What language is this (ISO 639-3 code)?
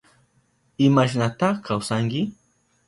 qup